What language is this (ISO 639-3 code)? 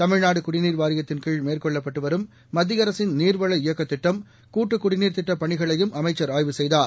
tam